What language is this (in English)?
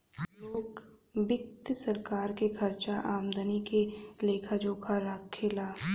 Bhojpuri